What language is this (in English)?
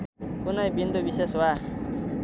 Nepali